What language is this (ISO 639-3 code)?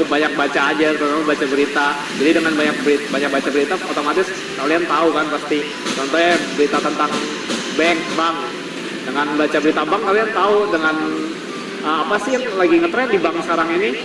ind